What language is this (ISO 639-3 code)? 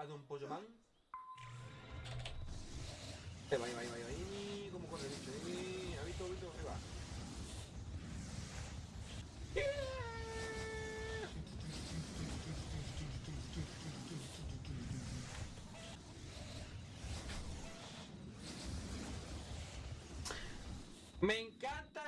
spa